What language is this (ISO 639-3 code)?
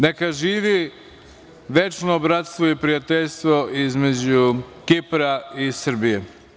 srp